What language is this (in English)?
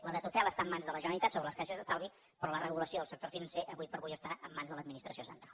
Catalan